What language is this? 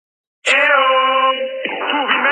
Georgian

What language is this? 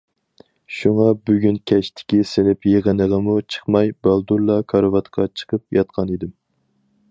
Uyghur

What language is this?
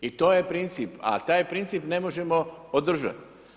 Croatian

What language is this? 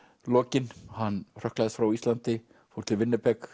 Icelandic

